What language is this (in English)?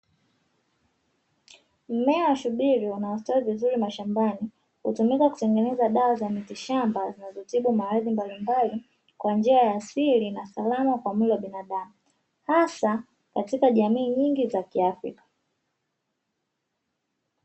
Swahili